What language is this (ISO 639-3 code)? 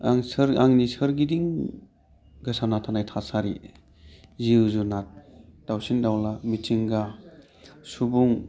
brx